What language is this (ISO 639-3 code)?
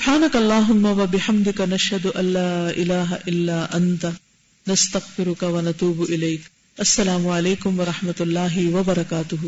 urd